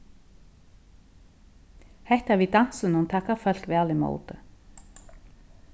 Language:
Faroese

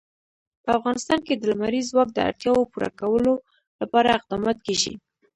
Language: Pashto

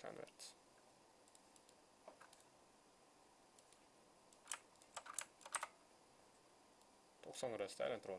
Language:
Turkish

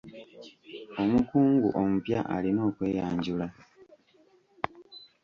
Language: Ganda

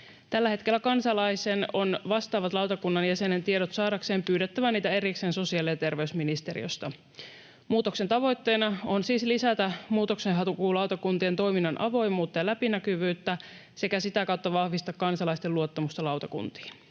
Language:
Finnish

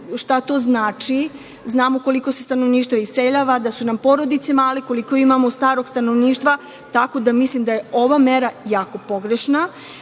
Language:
Serbian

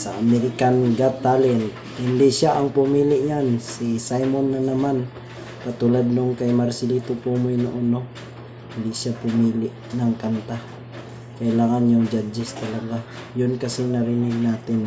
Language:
Filipino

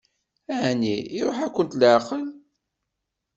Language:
Kabyle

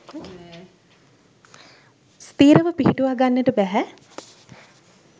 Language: Sinhala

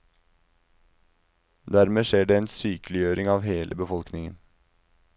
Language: Norwegian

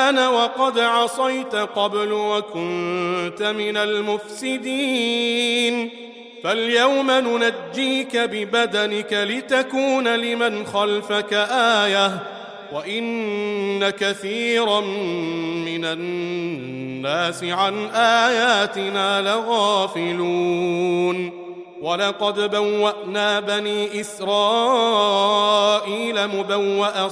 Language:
Arabic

